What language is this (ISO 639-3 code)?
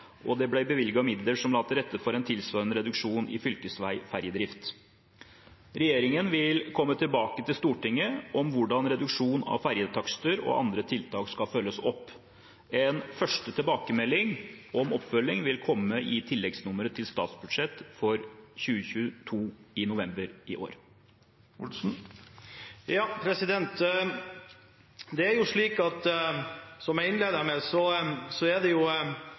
nob